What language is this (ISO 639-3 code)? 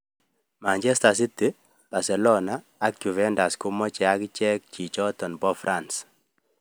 kln